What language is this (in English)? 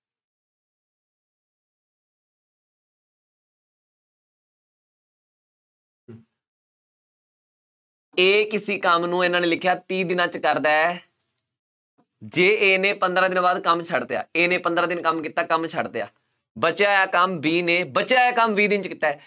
Punjabi